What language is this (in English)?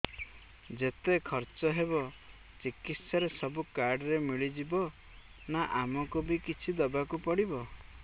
Odia